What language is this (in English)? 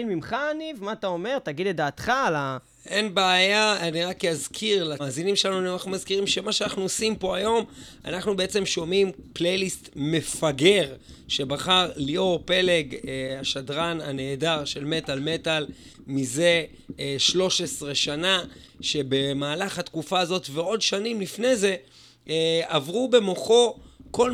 Hebrew